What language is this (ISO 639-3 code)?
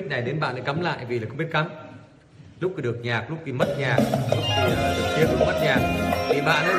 vie